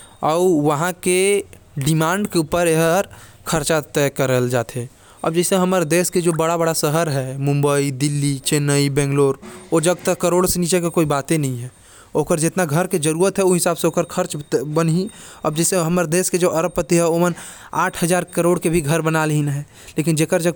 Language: Korwa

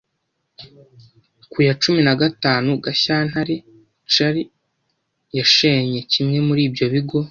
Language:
Kinyarwanda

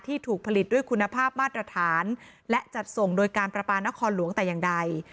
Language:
Thai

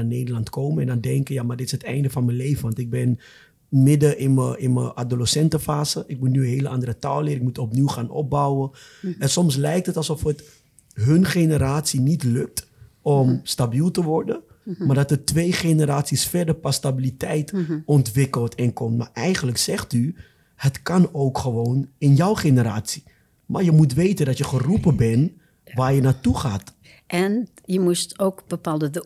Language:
Dutch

